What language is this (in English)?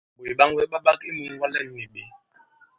Bankon